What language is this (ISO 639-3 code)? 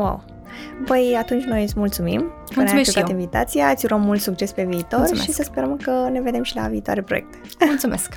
ron